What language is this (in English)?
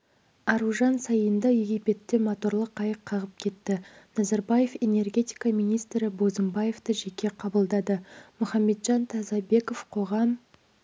Kazakh